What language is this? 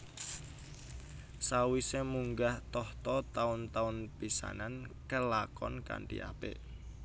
Javanese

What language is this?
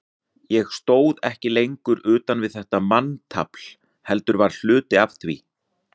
Icelandic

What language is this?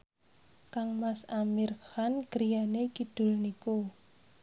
Javanese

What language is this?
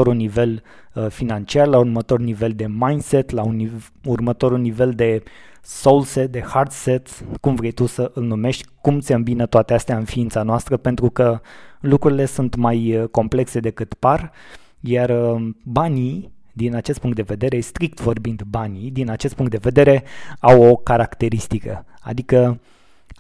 Romanian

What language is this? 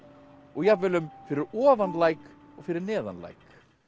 Icelandic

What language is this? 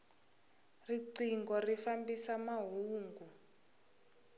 Tsonga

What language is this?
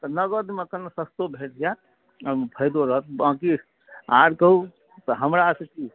Maithili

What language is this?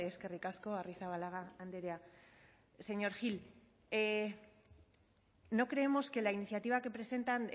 Spanish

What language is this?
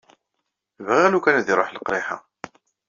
Kabyle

